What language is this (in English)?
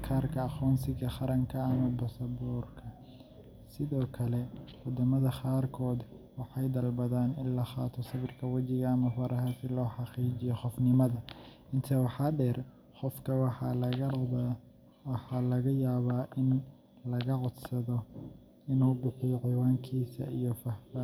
Somali